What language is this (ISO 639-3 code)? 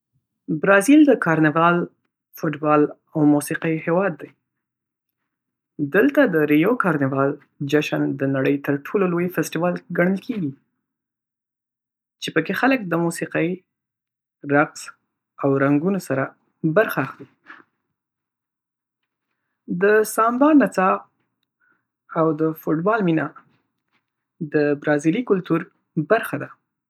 pus